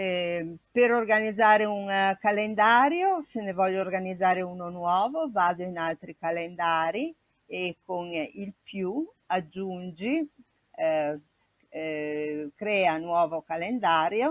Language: Italian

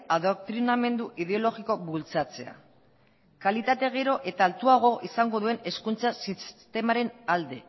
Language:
Basque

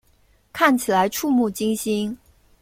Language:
Chinese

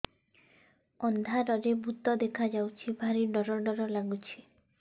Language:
Odia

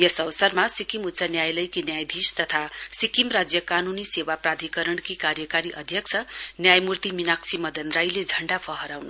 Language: Nepali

